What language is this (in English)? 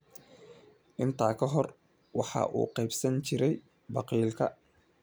Somali